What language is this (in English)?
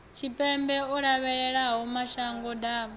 Venda